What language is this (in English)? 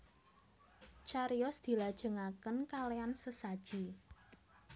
Javanese